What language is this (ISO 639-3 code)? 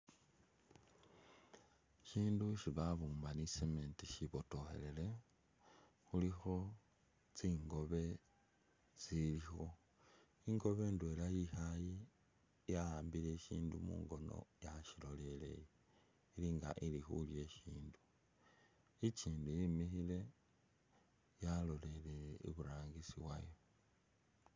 myx